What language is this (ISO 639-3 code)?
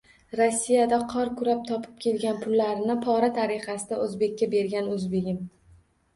uzb